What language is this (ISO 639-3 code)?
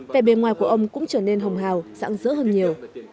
vie